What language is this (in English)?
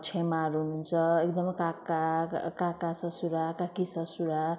Nepali